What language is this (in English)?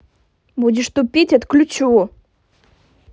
Russian